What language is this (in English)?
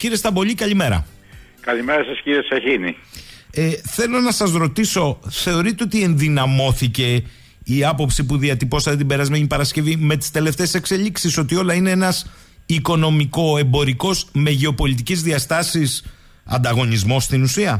Greek